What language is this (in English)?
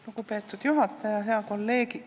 Estonian